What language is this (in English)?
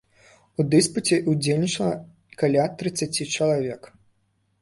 Belarusian